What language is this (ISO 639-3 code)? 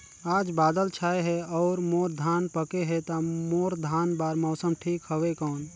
hne